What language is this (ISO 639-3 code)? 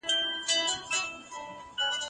pus